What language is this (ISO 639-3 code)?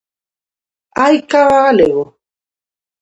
glg